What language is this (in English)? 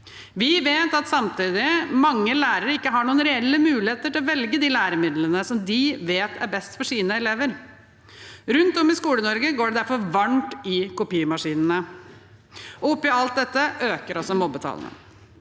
Norwegian